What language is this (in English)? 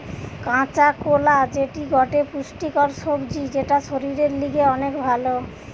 Bangla